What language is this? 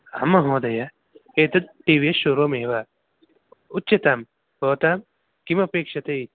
Sanskrit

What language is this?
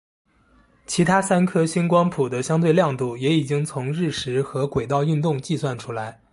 Chinese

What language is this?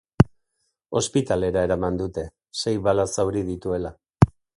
Basque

